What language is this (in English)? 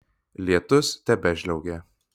Lithuanian